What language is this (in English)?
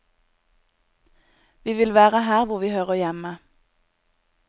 Norwegian